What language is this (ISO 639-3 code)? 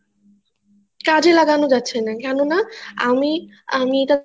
ben